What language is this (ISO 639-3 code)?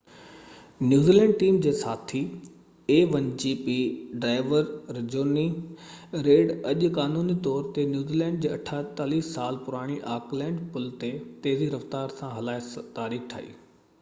snd